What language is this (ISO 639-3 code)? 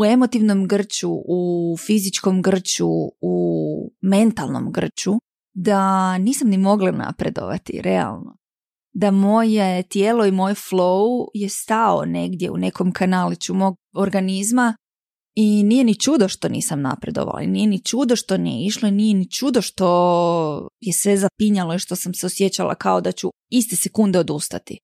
hrv